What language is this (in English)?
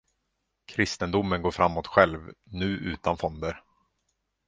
Swedish